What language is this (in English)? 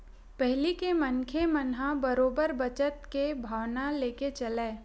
Chhattisgarhi